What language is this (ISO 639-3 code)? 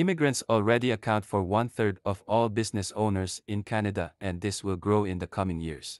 eng